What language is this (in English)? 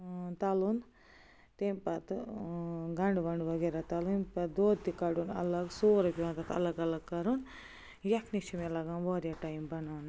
Kashmiri